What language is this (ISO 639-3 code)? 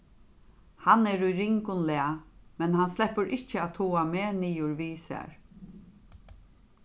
fao